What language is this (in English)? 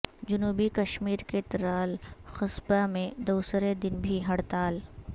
Urdu